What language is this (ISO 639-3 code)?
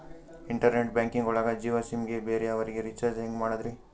kan